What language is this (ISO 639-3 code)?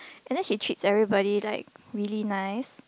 eng